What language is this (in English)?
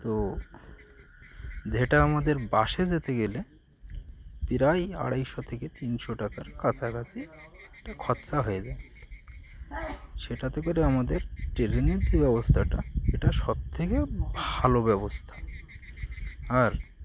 Bangla